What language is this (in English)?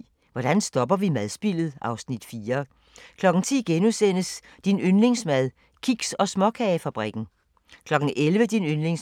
Danish